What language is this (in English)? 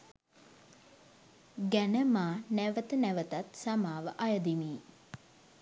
Sinhala